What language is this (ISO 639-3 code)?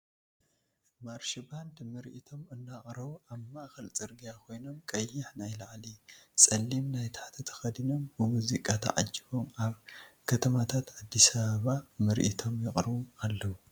tir